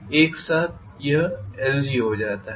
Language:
Hindi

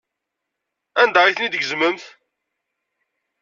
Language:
Kabyle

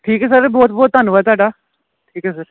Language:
Punjabi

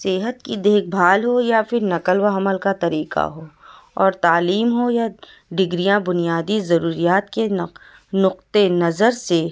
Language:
Urdu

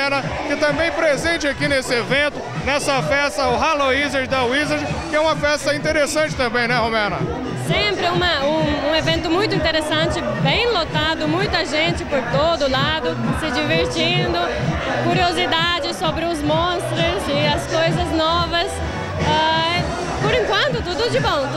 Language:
Portuguese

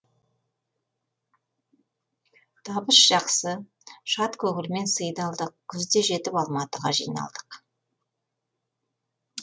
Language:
Kazakh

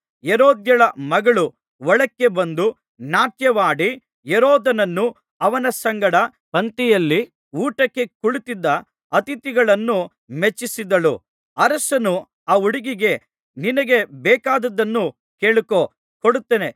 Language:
Kannada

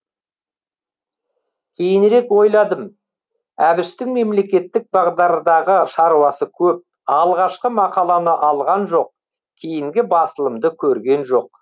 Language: Kazakh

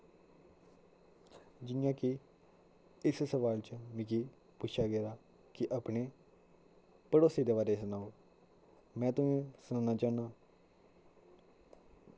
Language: Dogri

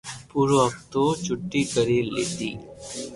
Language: Loarki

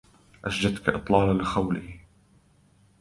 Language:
Arabic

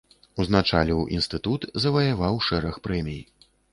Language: Belarusian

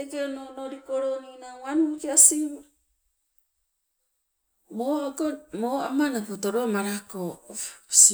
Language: Sibe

